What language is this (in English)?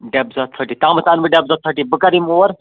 Kashmiri